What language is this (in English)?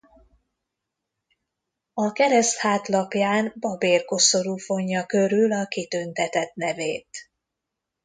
Hungarian